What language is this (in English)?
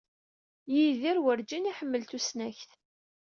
Kabyle